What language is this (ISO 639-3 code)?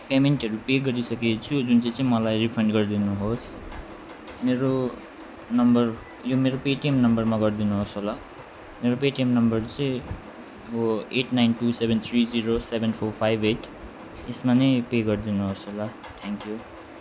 nep